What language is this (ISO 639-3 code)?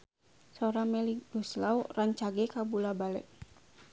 sun